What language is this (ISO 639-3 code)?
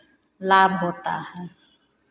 hin